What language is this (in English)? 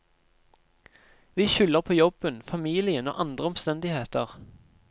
Norwegian